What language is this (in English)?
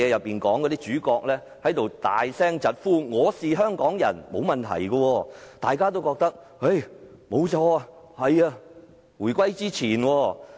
Cantonese